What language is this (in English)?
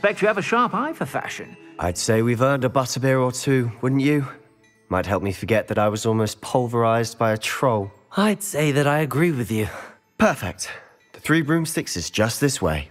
English